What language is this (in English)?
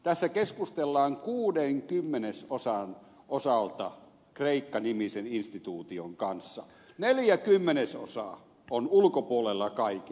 Finnish